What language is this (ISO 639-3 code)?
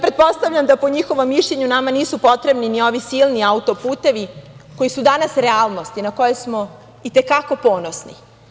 srp